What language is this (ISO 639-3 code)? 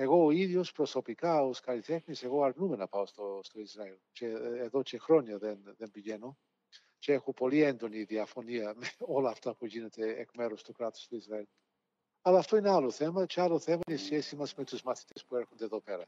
ell